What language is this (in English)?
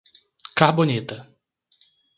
Portuguese